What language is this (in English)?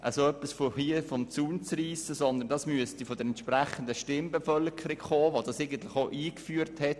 Swiss German